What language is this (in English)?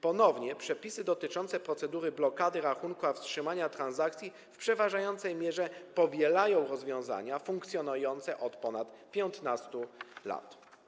Polish